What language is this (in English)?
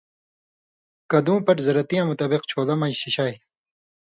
Indus Kohistani